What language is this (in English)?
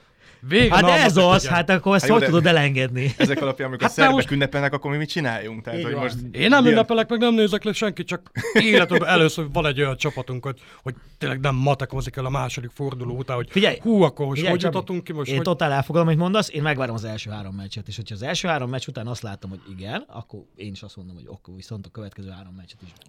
Hungarian